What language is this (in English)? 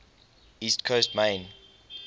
English